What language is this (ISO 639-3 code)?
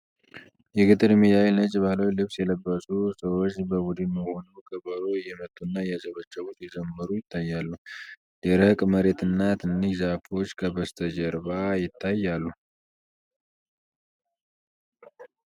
amh